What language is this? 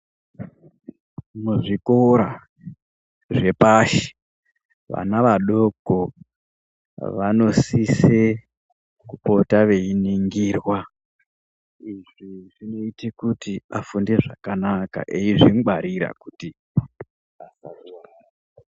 Ndau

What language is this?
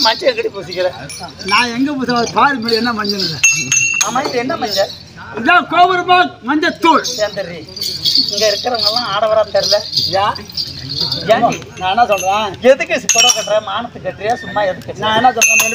Tamil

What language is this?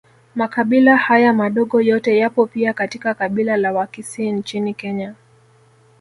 Swahili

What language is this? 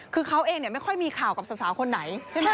Thai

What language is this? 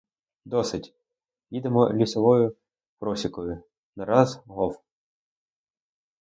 Ukrainian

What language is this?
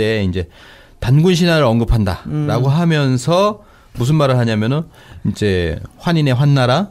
Korean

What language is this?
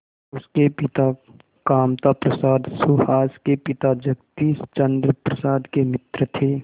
Hindi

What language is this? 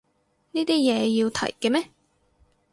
Cantonese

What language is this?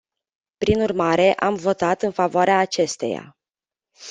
Romanian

